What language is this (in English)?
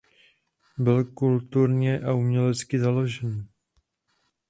Czech